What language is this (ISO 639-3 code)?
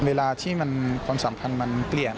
tha